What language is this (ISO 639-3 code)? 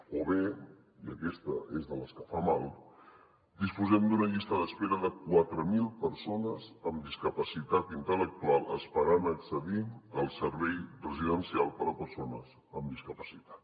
cat